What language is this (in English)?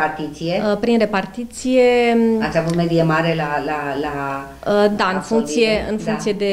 Romanian